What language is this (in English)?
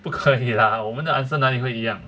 English